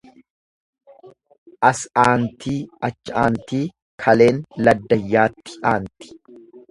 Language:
Oromo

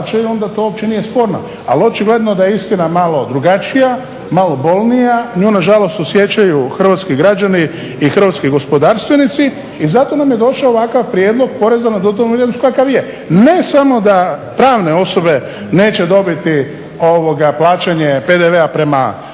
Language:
Croatian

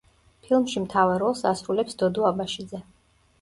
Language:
Georgian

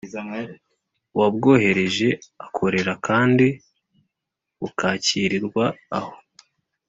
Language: Kinyarwanda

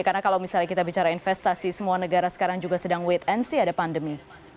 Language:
Indonesian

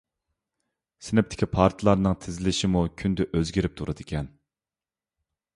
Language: Uyghur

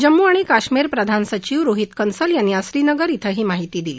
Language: Marathi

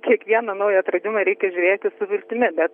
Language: Lithuanian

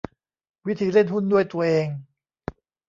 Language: Thai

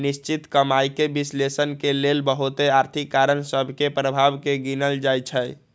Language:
Magahi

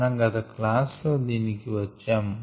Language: Telugu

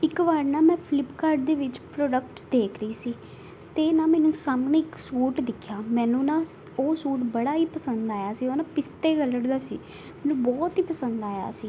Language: Punjabi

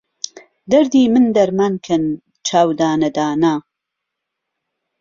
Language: Central Kurdish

